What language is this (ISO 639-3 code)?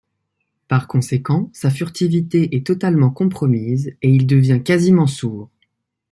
fra